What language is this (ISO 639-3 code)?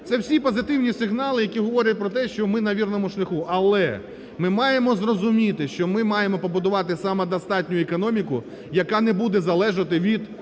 ukr